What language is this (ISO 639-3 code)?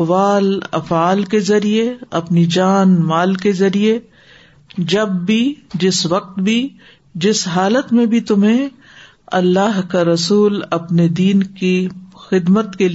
urd